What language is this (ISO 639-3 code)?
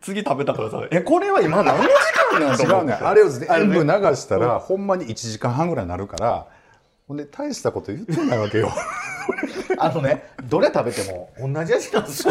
jpn